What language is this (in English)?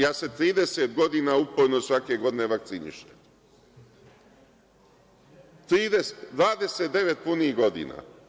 Serbian